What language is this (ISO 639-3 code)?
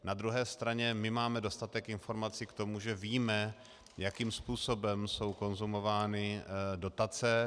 ces